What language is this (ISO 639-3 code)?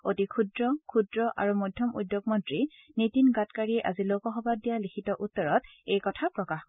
asm